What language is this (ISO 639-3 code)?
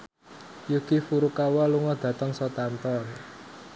jav